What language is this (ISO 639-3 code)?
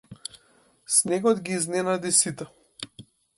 mkd